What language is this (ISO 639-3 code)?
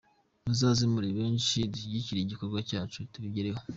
kin